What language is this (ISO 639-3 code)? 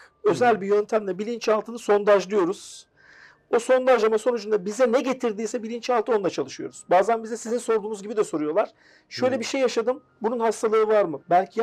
tur